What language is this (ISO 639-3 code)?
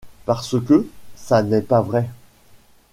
fra